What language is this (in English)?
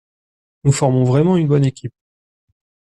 French